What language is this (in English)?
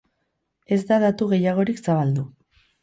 Basque